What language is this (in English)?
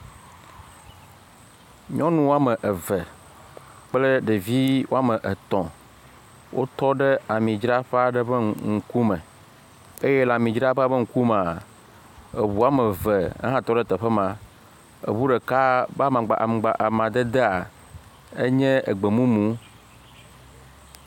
Ewe